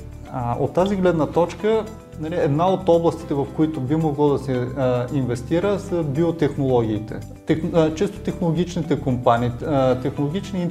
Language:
Bulgarian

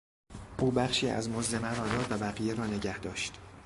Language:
Persian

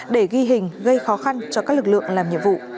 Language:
Vietnamese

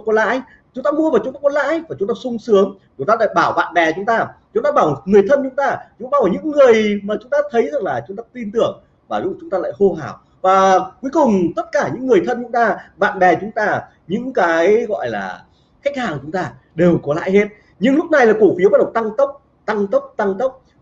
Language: Vietnamese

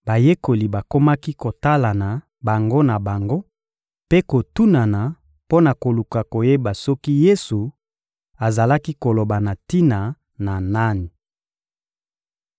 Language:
Lingala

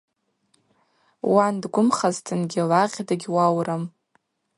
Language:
Abaza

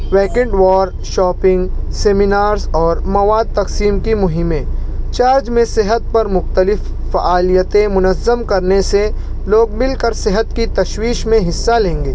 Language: Urdu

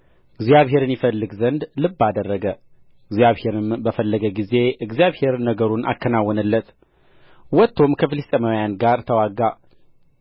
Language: Amharic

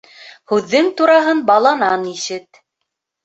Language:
Bashkir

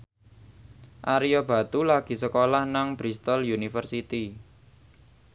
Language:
Javanese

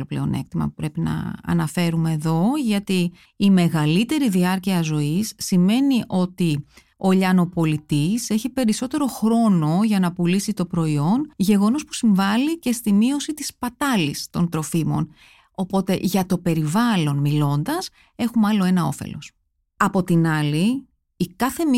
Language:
Greek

